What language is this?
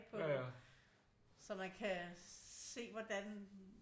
Danish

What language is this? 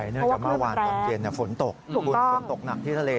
Thai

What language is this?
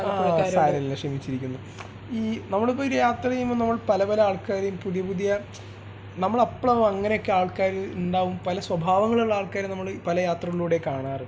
Malayalam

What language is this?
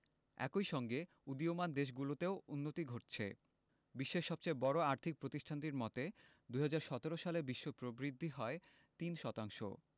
Bangla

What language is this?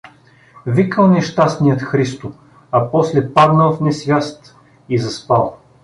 Bulgarian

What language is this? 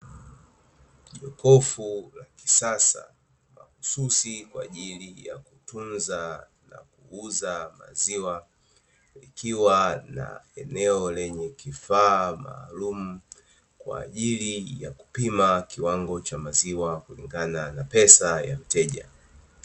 Swahili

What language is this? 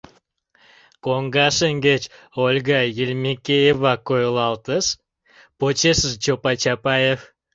Mari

